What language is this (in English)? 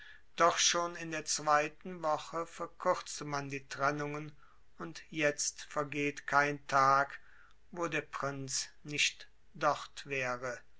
German